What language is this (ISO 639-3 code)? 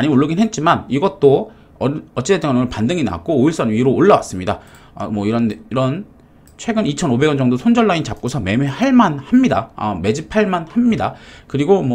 kor